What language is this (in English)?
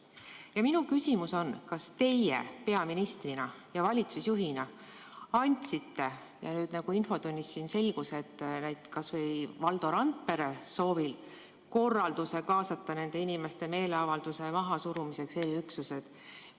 Estonian